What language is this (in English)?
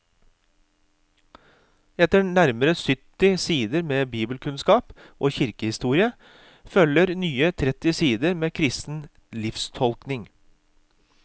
Norwegian